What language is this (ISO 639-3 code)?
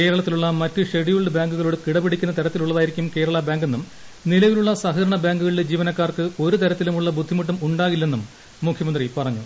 mal